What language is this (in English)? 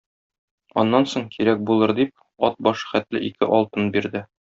Tatar